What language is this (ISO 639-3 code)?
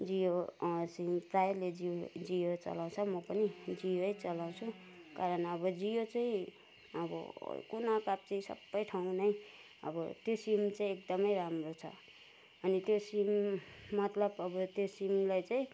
nep